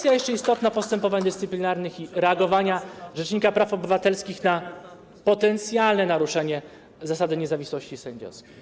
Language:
Polish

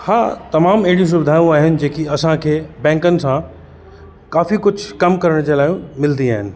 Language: Sindhi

